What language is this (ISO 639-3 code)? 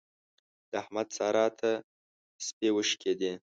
pus